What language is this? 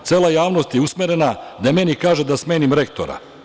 Serbian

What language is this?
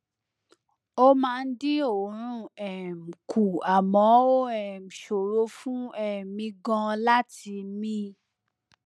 Yoruba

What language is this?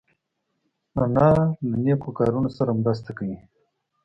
Pashto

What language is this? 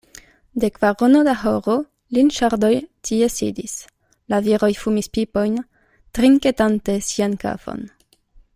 Esperanto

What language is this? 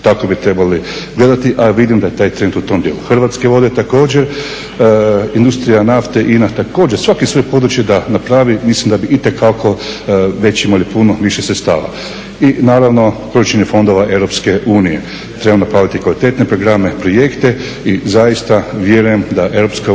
Croatian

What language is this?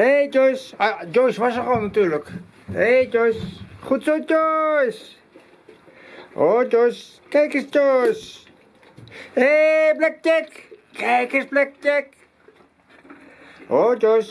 Dutch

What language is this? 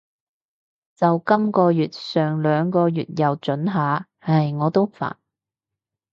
Cantonese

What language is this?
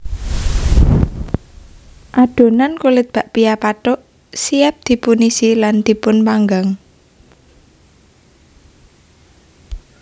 Javanese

